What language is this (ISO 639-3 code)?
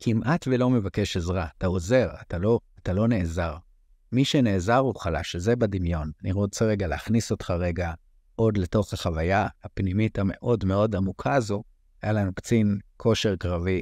heb